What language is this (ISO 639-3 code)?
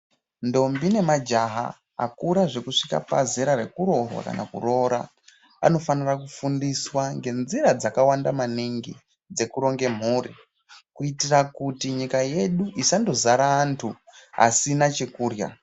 ndc